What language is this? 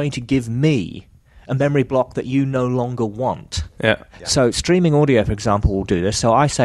English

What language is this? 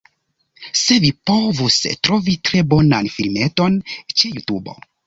Esperanto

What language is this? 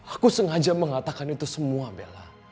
Indonesian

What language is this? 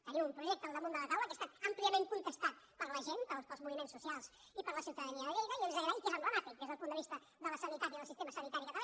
Catalan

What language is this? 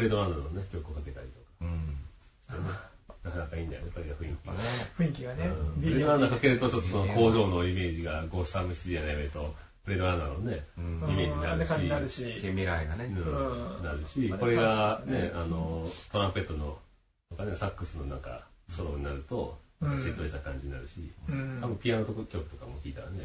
Japanese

